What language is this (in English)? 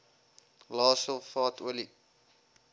Afrikaans